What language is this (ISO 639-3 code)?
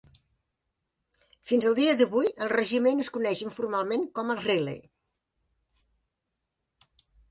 cat